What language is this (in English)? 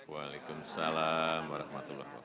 Indonesian